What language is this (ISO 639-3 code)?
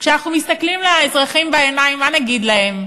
heb